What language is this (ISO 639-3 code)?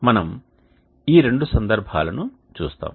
tel